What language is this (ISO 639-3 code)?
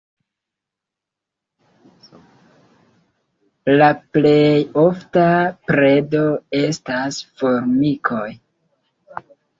epo